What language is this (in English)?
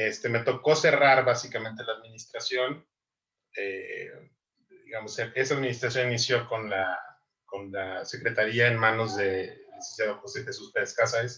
Spanish